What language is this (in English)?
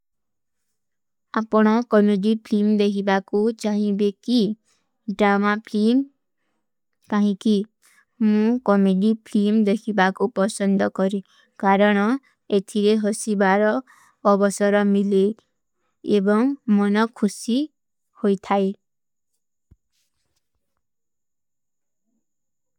Kui (India)